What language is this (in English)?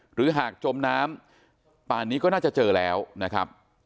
Thai